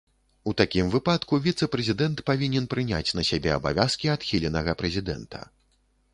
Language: Belarusian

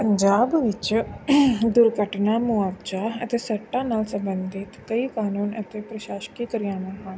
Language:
Punjabi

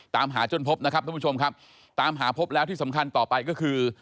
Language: Thai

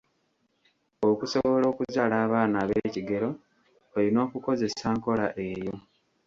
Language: Ganda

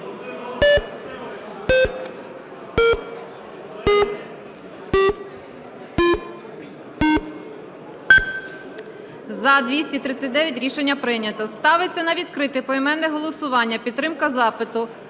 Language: Ukrainian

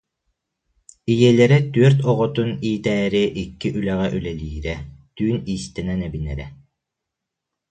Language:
Yakut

